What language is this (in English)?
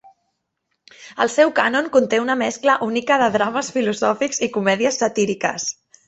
Catalan